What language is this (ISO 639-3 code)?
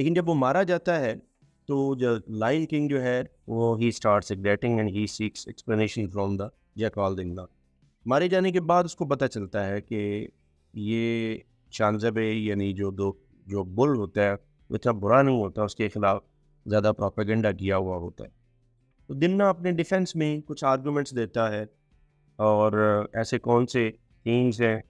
hin